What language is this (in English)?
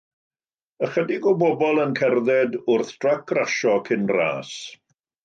Welsh